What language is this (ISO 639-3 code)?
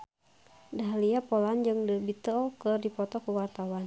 sun